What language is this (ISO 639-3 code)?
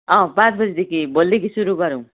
nep